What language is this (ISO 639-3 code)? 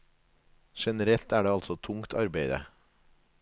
nor